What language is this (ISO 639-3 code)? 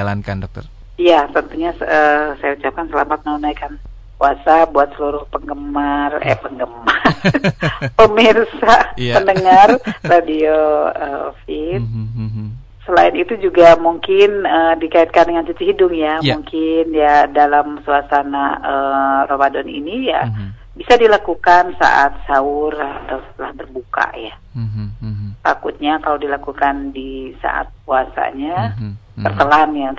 ind